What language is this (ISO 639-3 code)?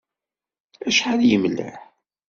kab